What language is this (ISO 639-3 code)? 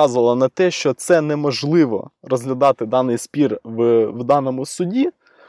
ukr